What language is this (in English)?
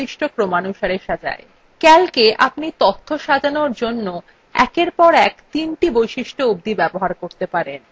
Bangla